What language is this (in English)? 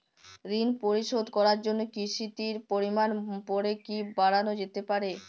Bangla